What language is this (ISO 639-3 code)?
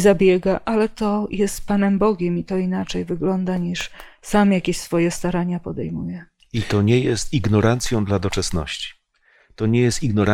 pol